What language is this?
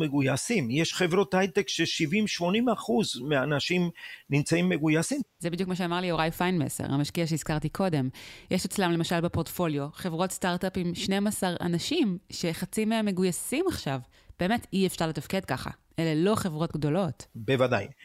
Hebrew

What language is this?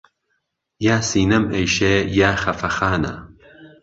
Central Kurdish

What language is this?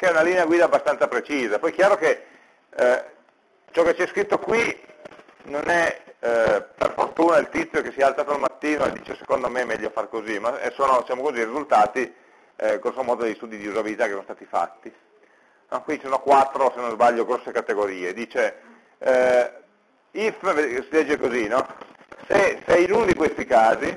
Italian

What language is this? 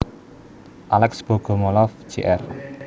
Javanese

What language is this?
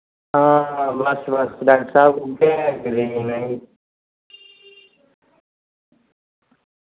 Dogri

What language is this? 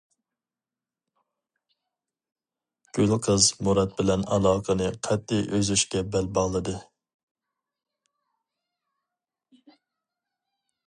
Uyghur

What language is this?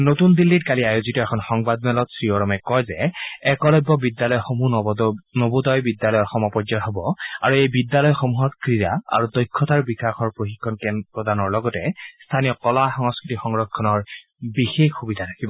Assamese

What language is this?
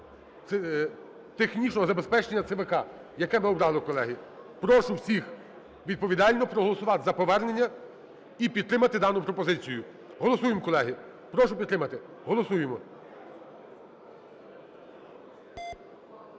Ukrainian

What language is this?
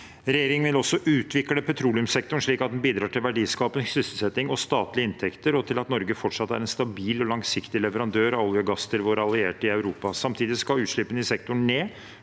Norwegian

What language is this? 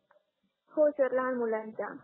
Marathi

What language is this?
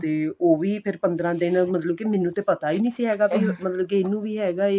Punjabi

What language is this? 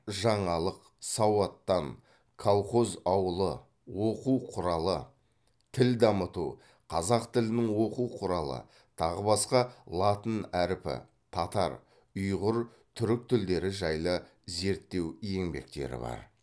Kazakh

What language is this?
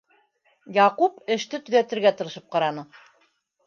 Bashkir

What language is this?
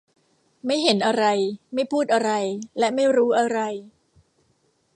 Thai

